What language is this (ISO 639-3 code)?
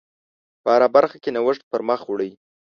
pus